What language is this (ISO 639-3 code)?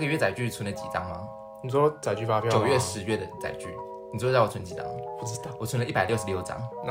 zho